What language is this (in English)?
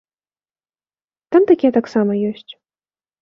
Belarusian